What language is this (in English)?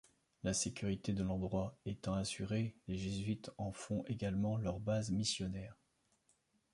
French